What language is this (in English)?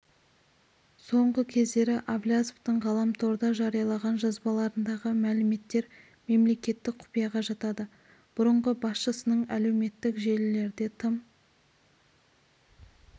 Kazakh